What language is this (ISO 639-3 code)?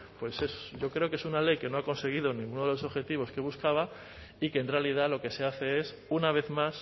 spa